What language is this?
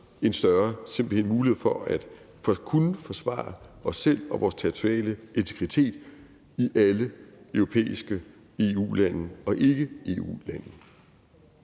Danish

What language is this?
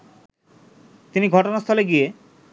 Bangla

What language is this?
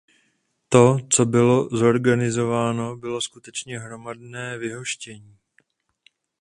Czech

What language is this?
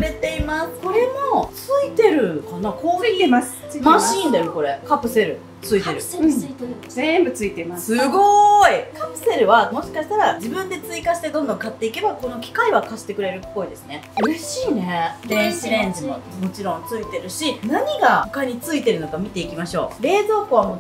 Japanese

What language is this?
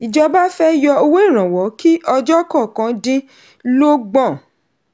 Yoruba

